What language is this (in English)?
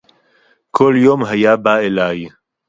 Hebrew